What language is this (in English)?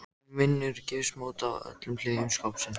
Icelandic